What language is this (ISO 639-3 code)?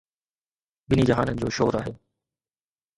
snd